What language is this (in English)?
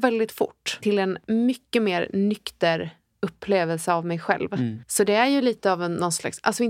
Swedish